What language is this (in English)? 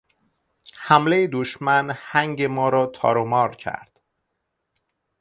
Persian